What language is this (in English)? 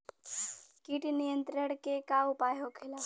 Bhojpuri